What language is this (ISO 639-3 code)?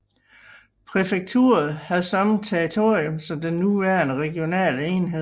dan